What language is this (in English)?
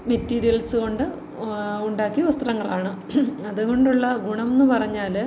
Malayalam